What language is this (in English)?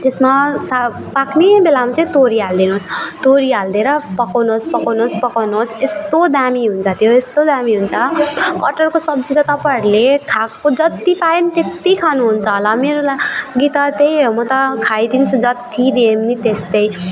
Nepali